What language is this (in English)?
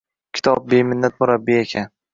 Uzbek